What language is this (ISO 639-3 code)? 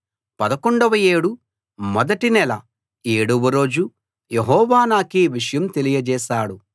tel